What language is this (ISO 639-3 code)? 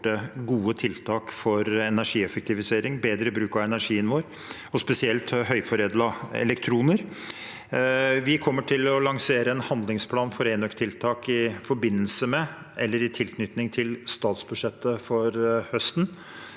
nor